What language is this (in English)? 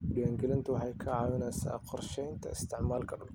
Somali